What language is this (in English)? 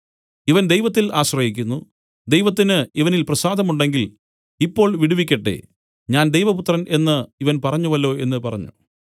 Malayalam